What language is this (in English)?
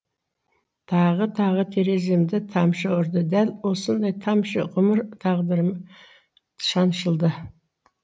Kazakh